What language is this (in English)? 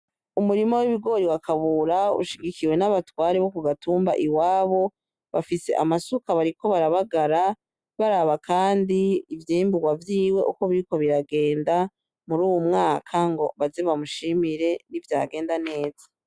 Rundi